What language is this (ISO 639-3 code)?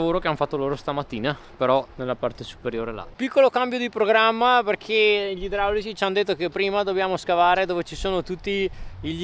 ita